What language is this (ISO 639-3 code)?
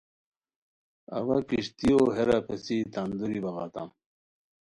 khw